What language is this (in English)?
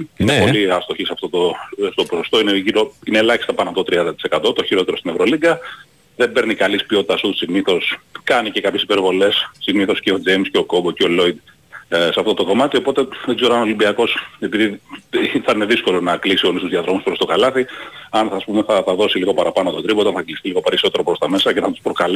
Greek